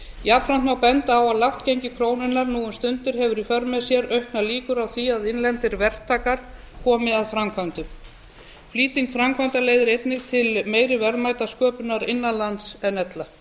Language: Icelandic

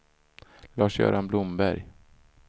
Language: Swedish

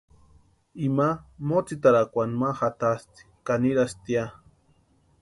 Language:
Western Highland Purepecha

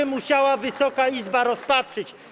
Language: Polish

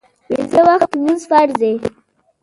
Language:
Pashto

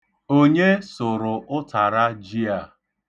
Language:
Igbo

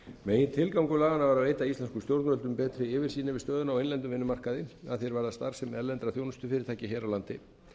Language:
Icelandic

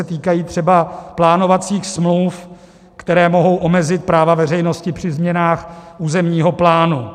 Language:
Czech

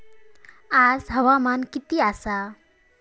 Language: Marathi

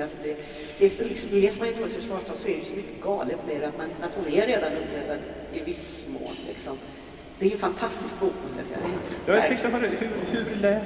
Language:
Swedish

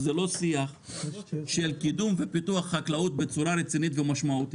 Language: Hebrew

